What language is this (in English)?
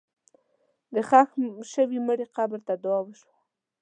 Pashto